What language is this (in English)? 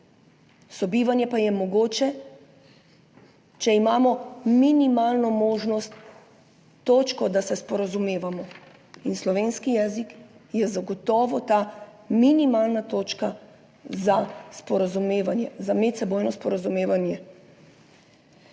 Slovenian